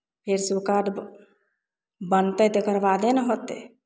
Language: Maithili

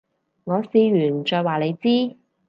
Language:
Cantonese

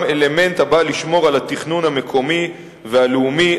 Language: Hebrew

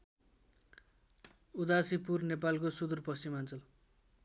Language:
Nepali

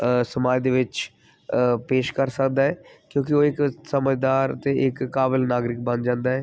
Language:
Punjabi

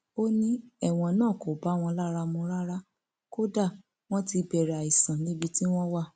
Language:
Yoruba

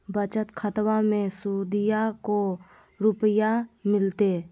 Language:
Magahi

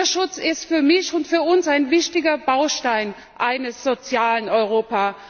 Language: German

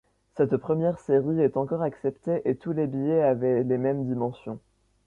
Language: French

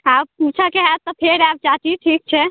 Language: Maithili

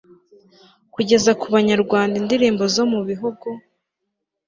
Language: Kinyarwanda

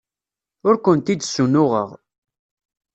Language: Kabyle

